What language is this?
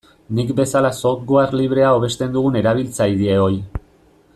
Basque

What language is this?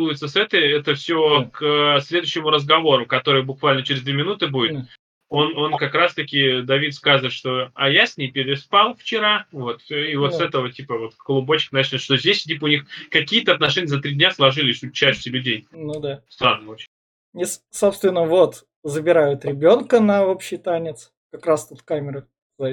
Russian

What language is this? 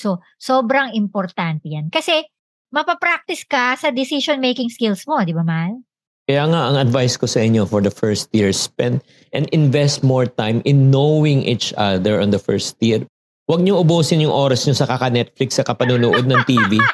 Filipino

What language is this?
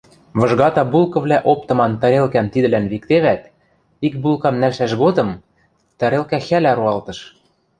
Western Mari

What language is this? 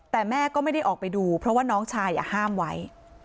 Thai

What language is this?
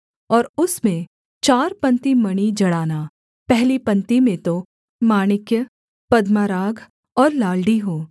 Hindi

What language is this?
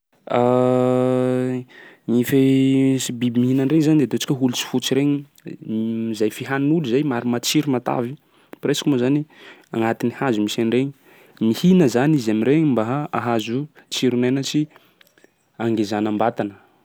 Sakalava Malagasy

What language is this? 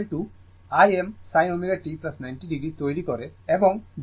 Bangla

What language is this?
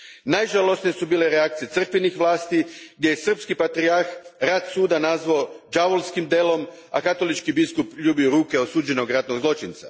Croatian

